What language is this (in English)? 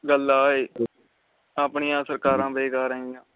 Punjabi